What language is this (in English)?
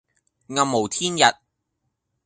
Cantonese